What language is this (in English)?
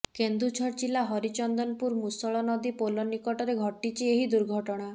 Odia